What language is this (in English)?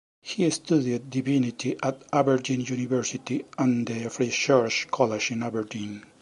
English